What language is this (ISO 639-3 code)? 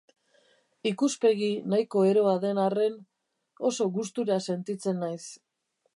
eus